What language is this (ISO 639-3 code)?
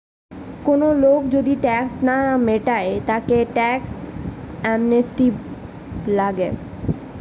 ben